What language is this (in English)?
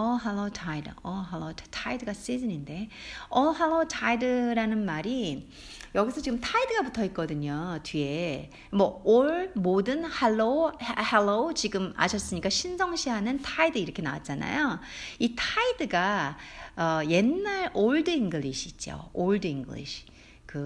Korean